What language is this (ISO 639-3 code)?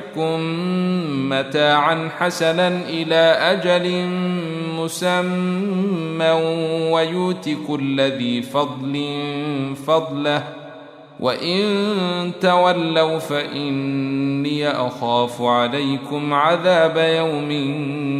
ara